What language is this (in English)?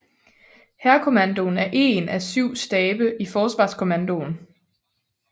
Danish